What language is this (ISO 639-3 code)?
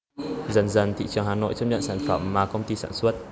vie